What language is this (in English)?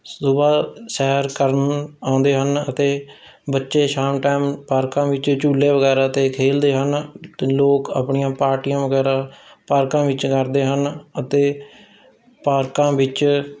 Punjabi